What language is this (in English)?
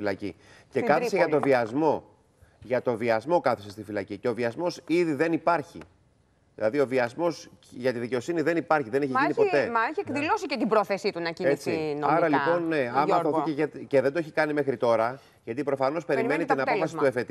Greek